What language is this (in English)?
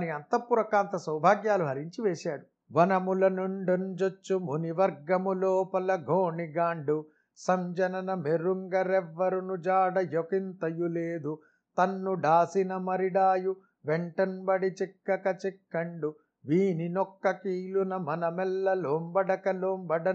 Telugu